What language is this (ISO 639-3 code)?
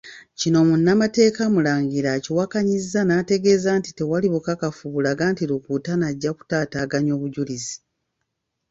lug